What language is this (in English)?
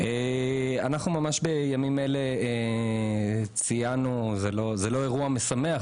Hebrew